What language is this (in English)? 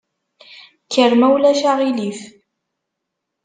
Kabyle